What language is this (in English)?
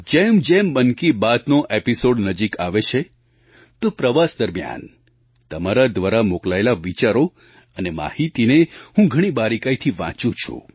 Gujarati